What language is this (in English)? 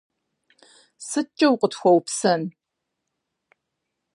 Kabardian